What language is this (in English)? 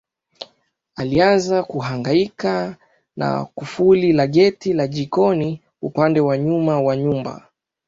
Swahili